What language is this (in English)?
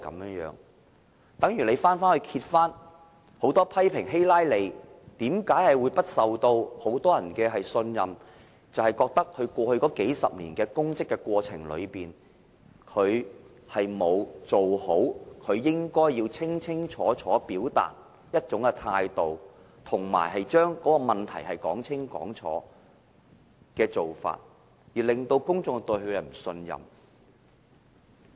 Cantonese